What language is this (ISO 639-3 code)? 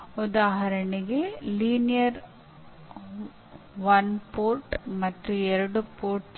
kan